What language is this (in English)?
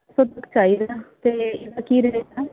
Punjabi